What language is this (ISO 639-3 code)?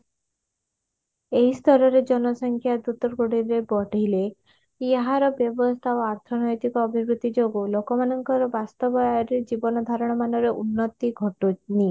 ori